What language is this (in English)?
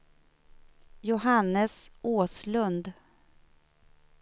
Swedish